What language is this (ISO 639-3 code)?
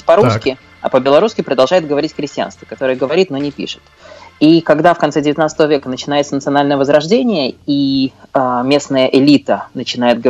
rus